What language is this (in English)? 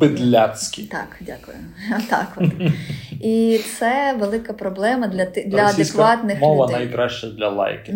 Ukrainian